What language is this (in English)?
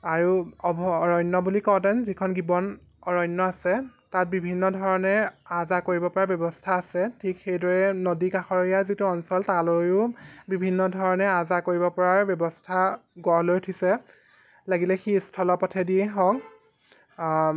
Assamese